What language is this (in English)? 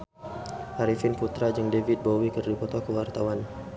Sundanese